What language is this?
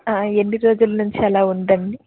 Telugu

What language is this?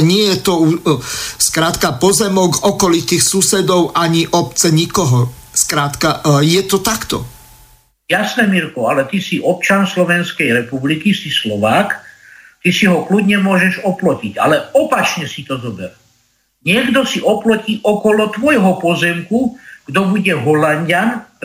Slovak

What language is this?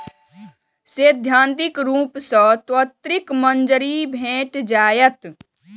Maithili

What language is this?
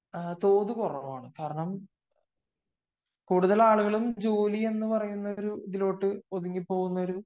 Malayalam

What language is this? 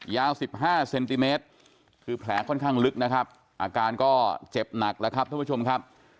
Thai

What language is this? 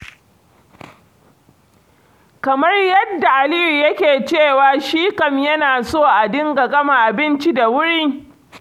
Hausa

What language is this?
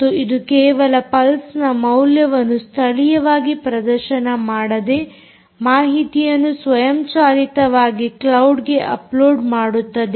Kannada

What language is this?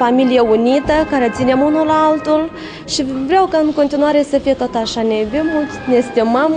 Romanian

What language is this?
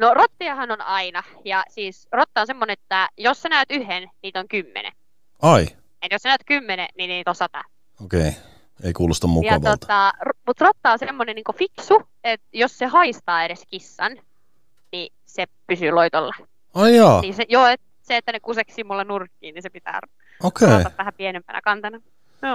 Finnish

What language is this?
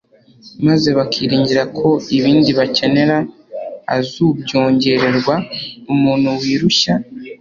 Kinyarwanda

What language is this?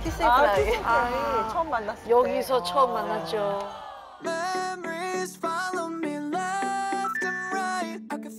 Korean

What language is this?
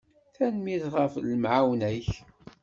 Kabyle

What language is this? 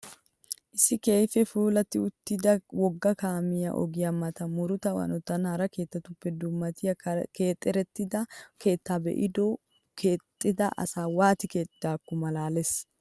Wolaytta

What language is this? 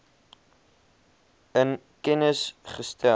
Afrikaans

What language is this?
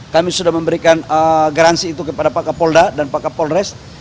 Indonesian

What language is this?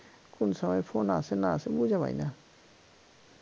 Bangla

